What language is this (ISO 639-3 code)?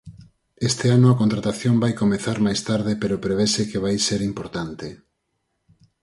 glg